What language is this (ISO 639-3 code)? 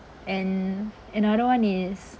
eng